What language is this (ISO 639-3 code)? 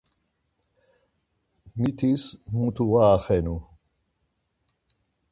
lzz